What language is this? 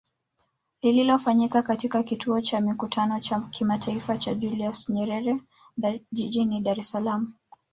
Swahili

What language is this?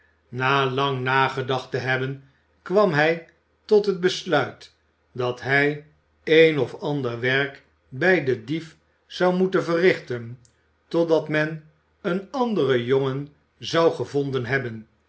Dutch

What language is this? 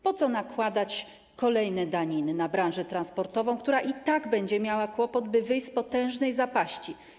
Polish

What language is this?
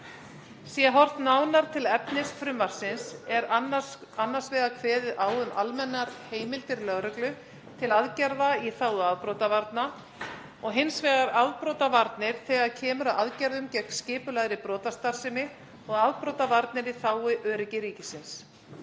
Icelandic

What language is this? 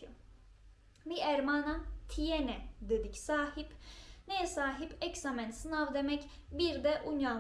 Turkish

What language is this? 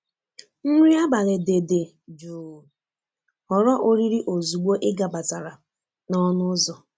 Igbo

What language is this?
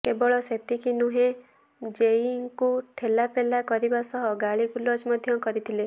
Odia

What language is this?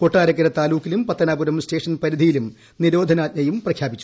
Malayalam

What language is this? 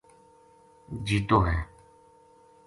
Gujari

